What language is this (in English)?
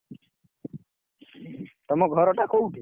Odia